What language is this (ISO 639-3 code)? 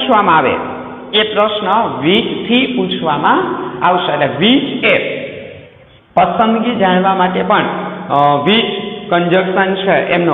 hin